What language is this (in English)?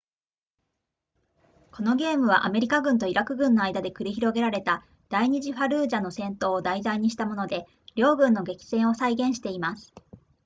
Japanese